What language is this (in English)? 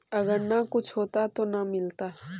Magahi